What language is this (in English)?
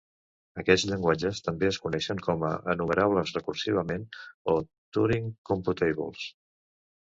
Catalan